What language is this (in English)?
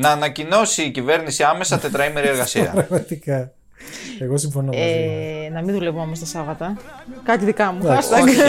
Greek